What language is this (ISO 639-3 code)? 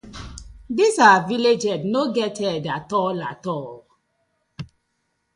pcm